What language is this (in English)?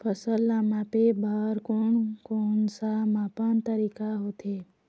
Chhattisgarhi